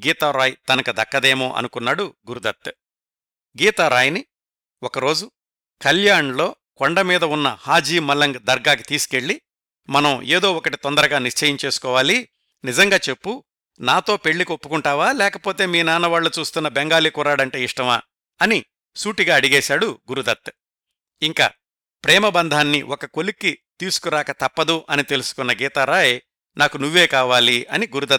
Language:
Telugu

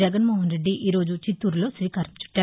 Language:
Telugu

